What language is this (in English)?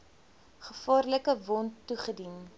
Afrikaans